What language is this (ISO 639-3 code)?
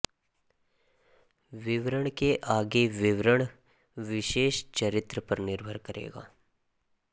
hin